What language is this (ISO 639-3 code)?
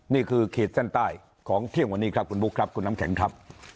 tha